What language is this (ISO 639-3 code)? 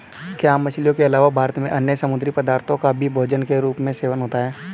hin